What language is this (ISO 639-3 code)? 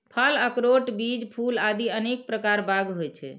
mai